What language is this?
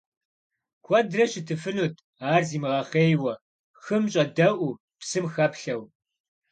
Kabardian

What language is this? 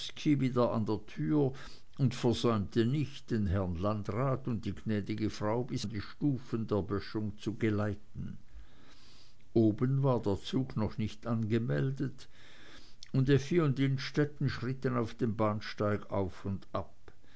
German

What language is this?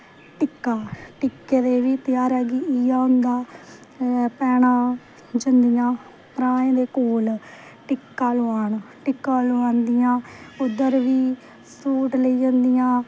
Dogri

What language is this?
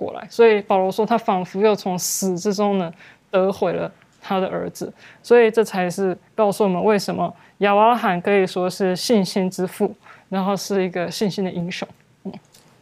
Chinese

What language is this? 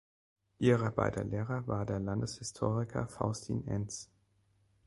German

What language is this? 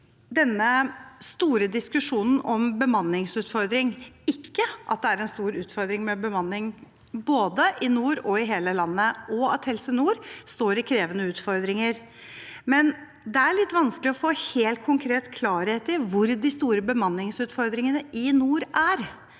Norwegian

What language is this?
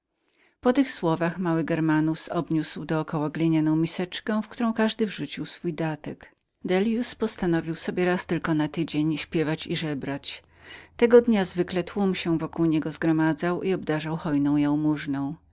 Polish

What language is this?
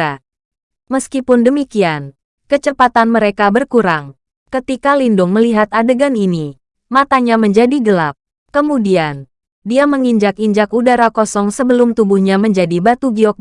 Indonesian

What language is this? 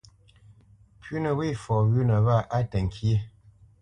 Bamenyam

